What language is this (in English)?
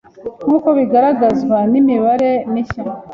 Kinyarwanda